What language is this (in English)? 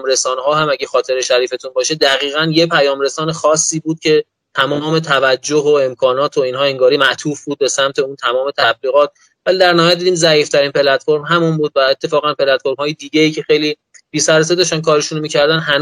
Persian